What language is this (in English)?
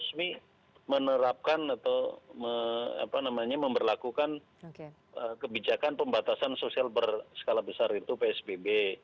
Indonesian